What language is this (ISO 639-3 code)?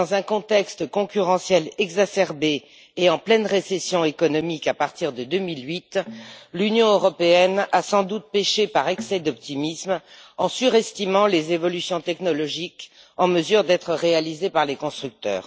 fra